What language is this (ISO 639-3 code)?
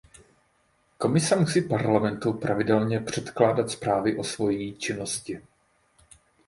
ces